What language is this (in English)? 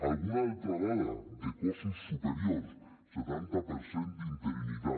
Catalan